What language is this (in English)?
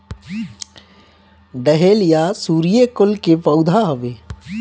Bhojpuri